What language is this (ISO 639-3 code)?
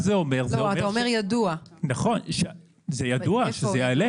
heb